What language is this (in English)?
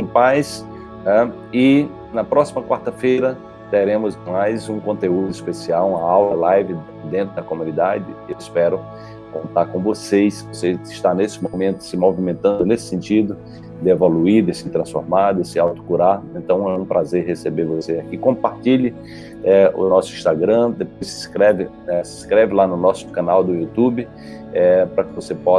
Portuguese